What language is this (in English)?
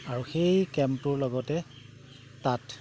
Assamese